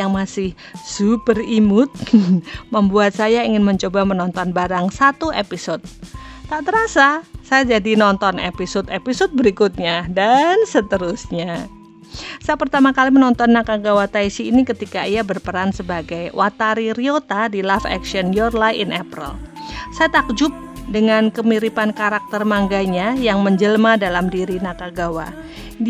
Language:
Indonesian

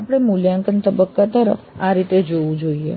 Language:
Gujarati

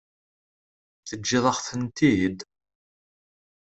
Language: Kabyle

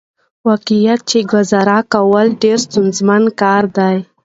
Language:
Pashto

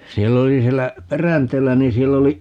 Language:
Finnish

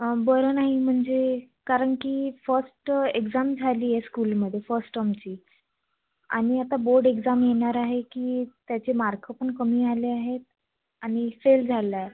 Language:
Marathi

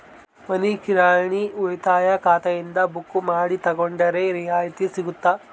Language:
Kannada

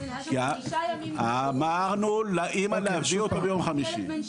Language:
Hebrew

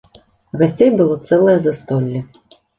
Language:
Belarusian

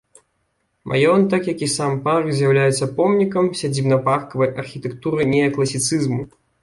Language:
Belarusian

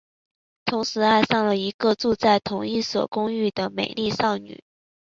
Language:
Chinese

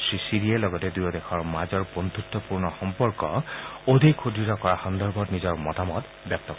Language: Assamese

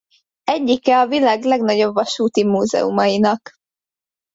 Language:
Hungarian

